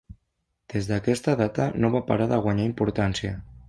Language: Catalan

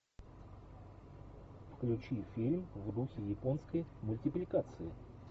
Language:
Russian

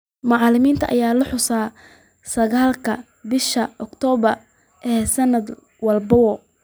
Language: Somali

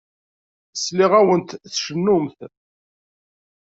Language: Kabyle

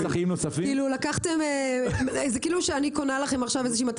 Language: Hebrew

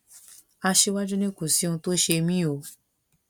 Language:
Yoruba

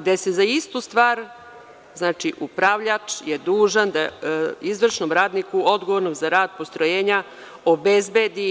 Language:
Serbian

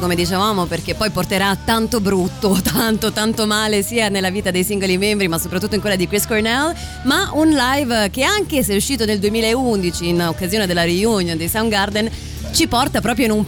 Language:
Italian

